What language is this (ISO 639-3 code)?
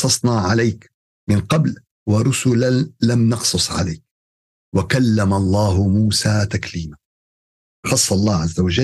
ara